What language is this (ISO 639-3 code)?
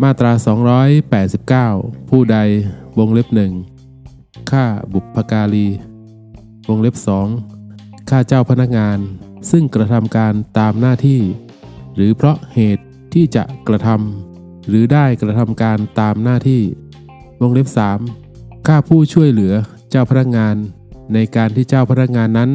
tha